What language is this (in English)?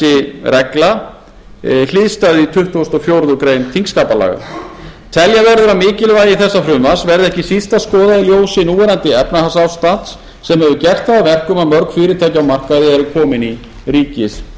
Icelandic